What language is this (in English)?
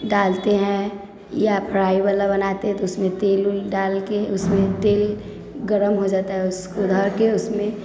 Maithili